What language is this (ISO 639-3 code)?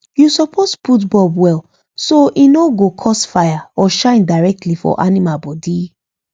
pcm